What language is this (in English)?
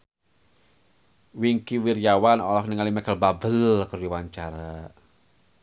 Sundanese